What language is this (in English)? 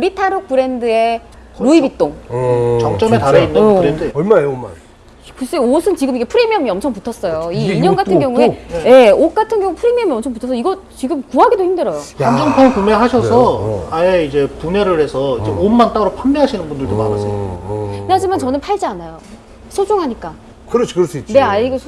Korean